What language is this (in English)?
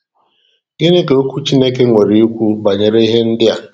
Igbo